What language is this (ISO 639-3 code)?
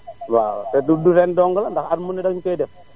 wol